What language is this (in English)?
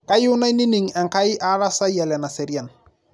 Masai